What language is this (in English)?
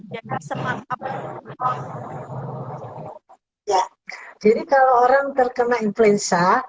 Indonesian